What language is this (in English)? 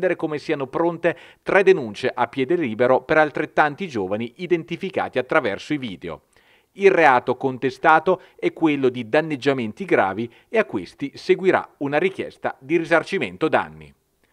Italian